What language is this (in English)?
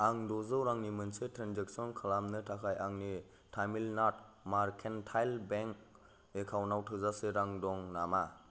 Bodo